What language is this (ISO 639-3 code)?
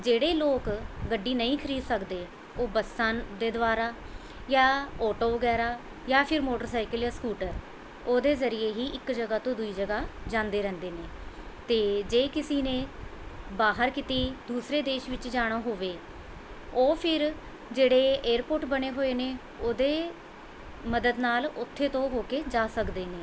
pan